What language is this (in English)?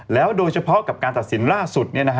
Thai